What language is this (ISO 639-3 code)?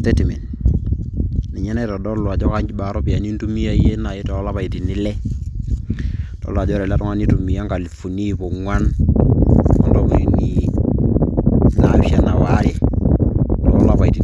mas